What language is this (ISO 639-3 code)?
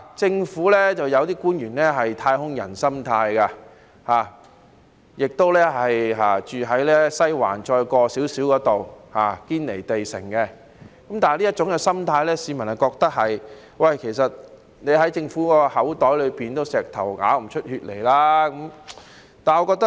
yue